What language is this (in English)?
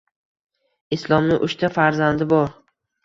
Uzbek